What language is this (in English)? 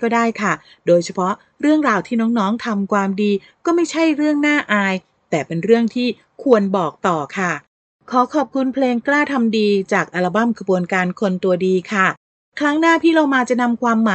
Thai